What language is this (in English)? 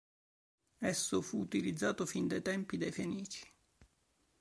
Italian